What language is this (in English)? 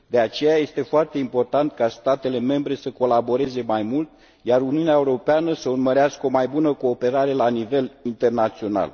Romanian